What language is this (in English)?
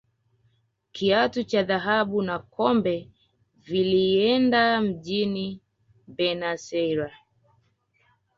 Swahili